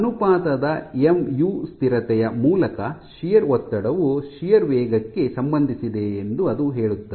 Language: Kannada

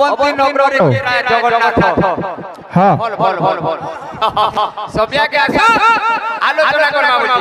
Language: Arabic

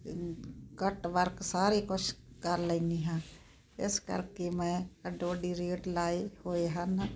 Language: Punjabi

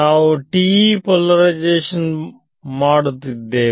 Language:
Kannada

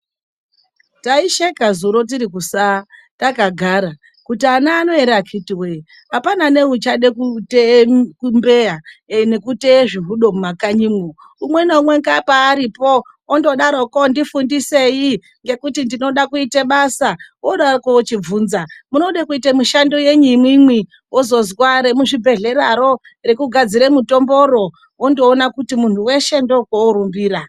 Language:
Ndau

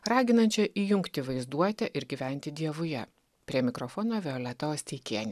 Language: Lithuanian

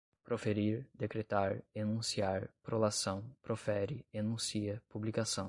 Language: Portuguese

